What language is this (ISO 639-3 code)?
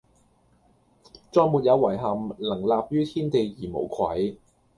yue